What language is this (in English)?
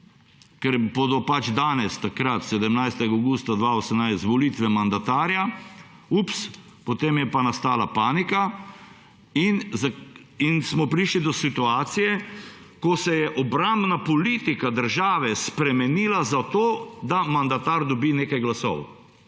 Slovenian